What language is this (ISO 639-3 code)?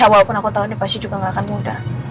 ind